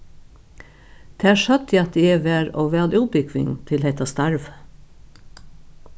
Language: Faroese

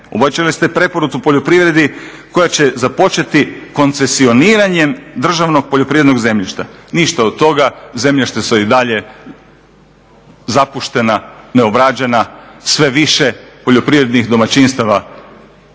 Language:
Croatian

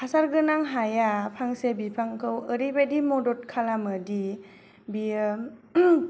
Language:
Bodo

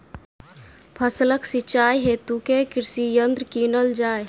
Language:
Maithili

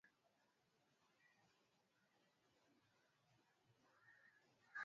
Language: Swahili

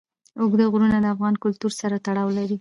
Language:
Pashto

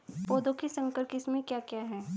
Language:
Hindi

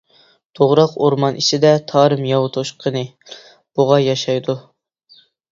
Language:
Uyghur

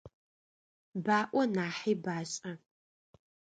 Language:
Adyghe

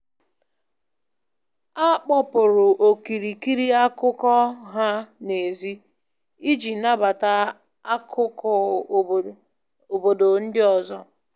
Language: Igbo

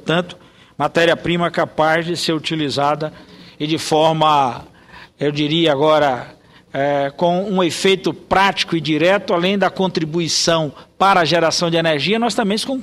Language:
Portuguese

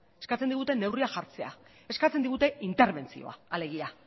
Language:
Basque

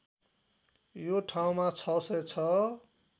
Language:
Nepali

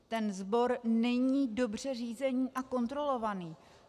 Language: Czech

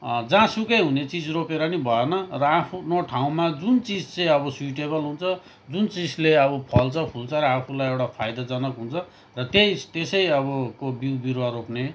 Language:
Nepali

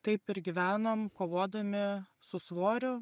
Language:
Lithuanian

